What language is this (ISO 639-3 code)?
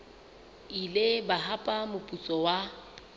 sot